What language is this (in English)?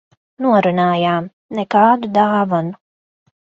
Latvian